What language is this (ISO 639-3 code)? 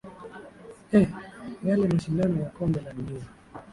swa